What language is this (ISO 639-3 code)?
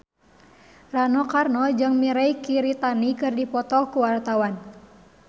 sun